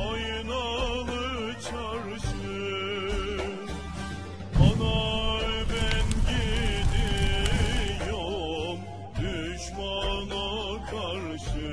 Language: Turkish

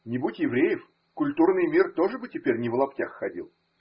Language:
Russian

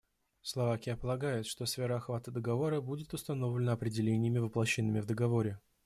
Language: Russian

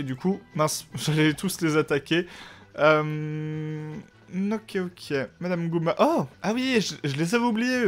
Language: French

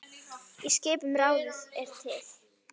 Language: Icelandic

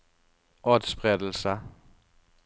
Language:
Norwegian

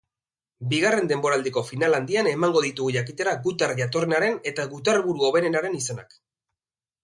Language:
Basque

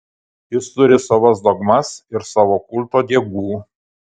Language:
Lithuanian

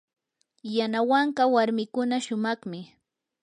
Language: Yanahuanca Pasco Quechua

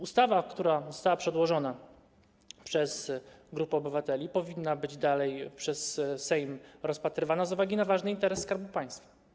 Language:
Polish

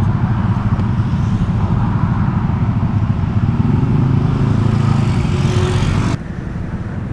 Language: Indonesian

